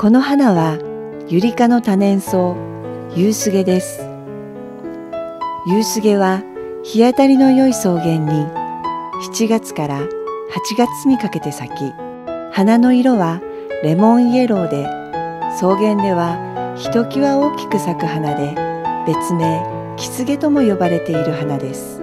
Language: Japanese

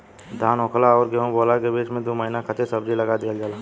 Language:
Bhojpuri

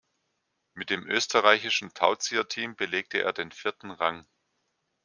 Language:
German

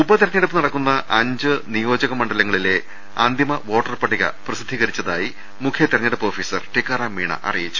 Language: Malayalam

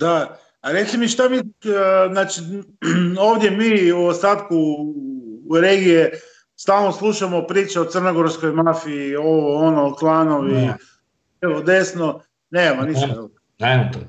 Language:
Croatian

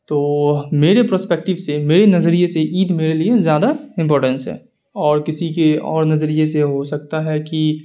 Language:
Urdu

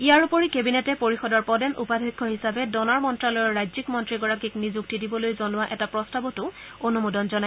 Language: Assamese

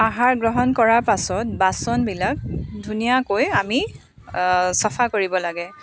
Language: Assamese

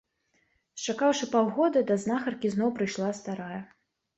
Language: Belarusian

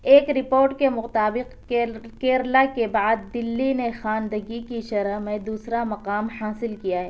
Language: Urdu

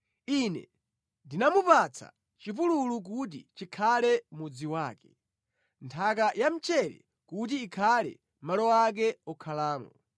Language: Nyanja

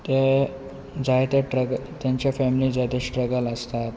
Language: Konkani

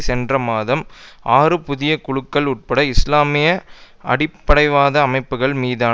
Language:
Tamil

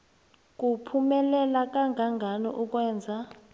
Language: South Ndebele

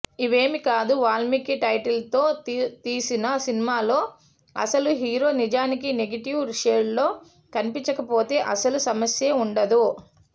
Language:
Telugu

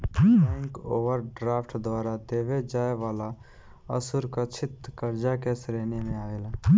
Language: Bhojpuri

